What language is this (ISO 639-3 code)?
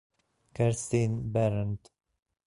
ita